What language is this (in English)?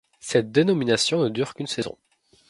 French